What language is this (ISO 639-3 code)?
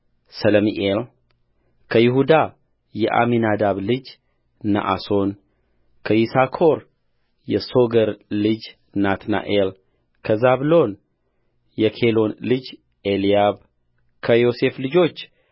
amh